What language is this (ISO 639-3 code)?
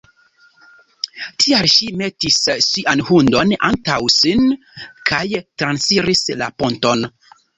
epo